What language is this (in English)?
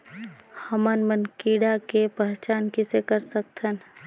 Chhattisgarhi